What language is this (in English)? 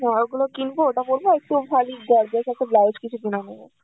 Bangla